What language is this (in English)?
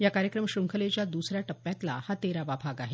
Marathi